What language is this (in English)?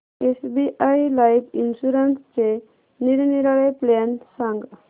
Marathi